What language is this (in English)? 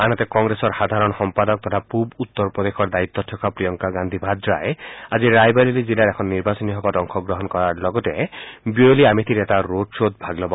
Assamese